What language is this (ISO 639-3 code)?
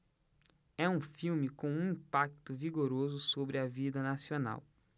por